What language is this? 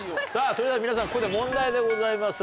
Japanese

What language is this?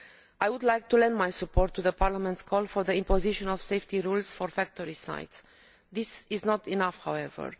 English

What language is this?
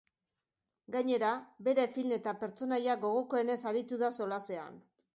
Basque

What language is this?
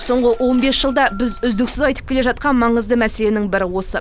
Kazakh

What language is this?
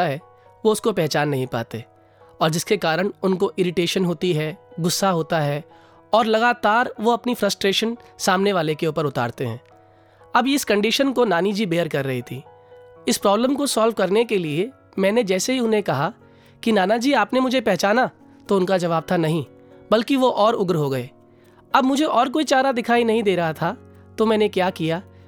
Hindi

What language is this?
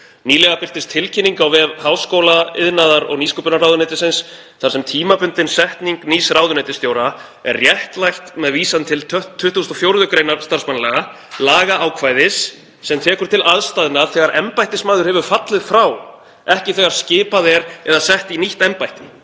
Icelandic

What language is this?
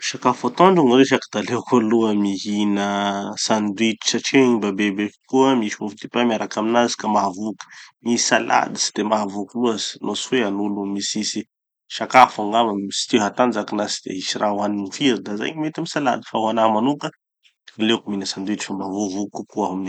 Tanosy Malagasy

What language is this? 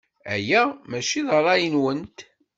Kabyle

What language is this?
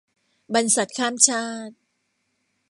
Thai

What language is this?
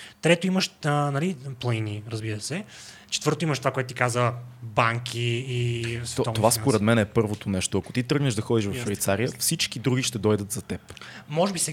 Bulgarian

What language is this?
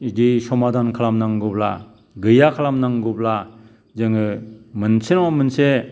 Bodo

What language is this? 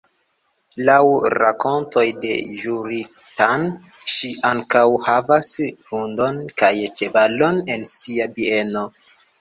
Esperanto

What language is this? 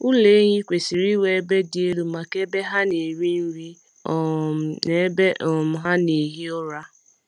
Igbo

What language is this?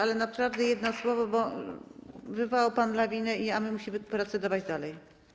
Polish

